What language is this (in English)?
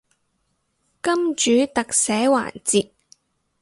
Cantonese